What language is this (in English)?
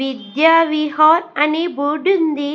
Telugu